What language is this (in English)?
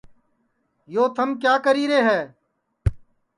Sansi